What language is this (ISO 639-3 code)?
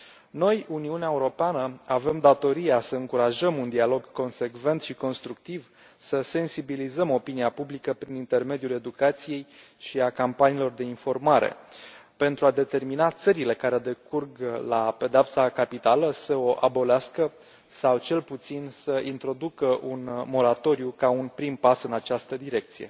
ron